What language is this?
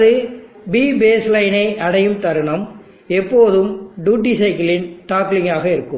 Tamil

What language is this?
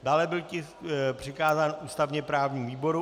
Czech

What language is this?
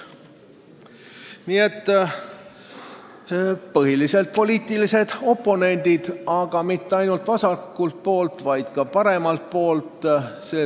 Estonian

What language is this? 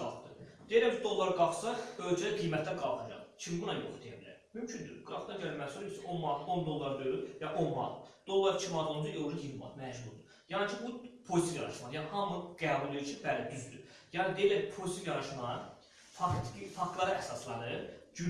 Azerbaijani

